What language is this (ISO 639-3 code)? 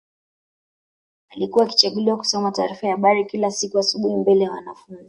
swa